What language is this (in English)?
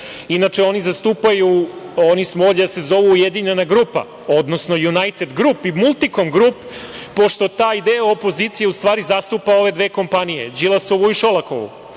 Serbian